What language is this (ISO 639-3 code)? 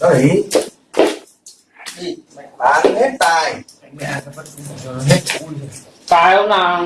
vie